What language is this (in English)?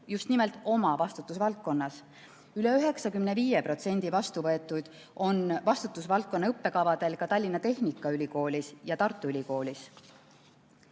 Estonian